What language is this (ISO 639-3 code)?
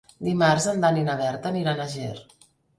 cat